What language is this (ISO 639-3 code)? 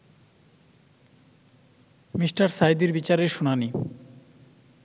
ben